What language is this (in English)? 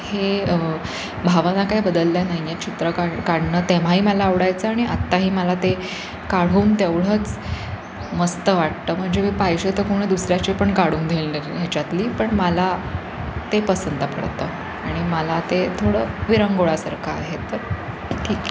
Marathi